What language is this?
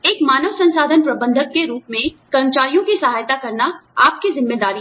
Hindi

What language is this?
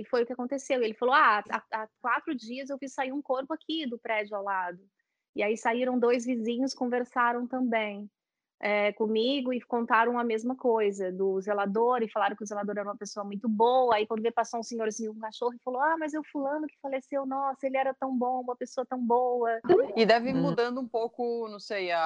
Portuguese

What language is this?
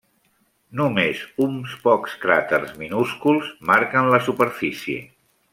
Catalan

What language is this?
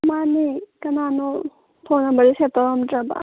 Manipuri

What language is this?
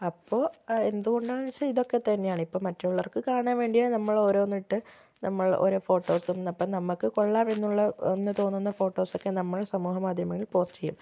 Malayalam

